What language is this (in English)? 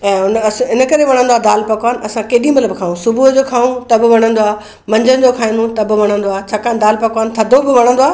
Sindhi